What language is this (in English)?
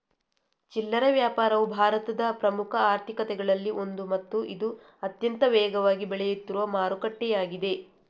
Kannada